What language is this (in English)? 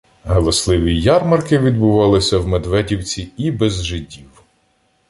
Ukrainian